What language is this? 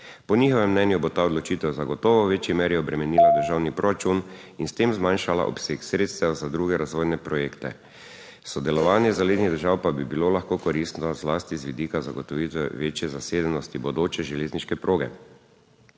Slovenian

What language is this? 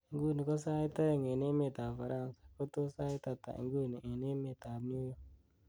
Kalenjin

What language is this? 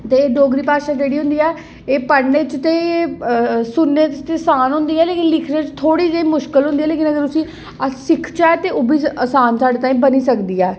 Dogri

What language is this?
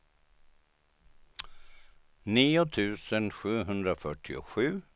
Swedish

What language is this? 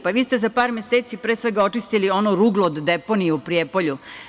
Serbian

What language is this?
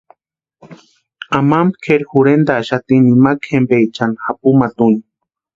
Western Highland Purepecha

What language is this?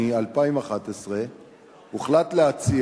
Hebrew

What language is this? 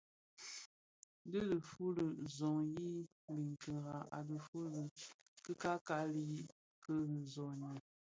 Bafia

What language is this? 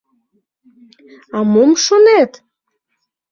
Mari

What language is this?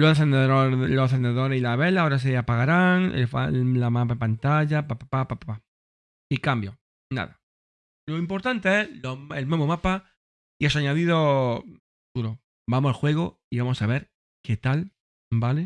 Spanish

